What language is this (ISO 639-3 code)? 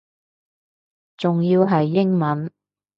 yue